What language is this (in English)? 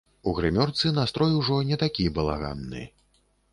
Belarusian